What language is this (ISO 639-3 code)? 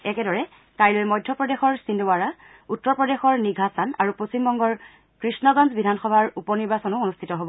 asm